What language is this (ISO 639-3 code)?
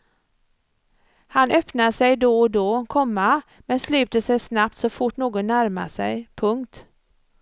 swe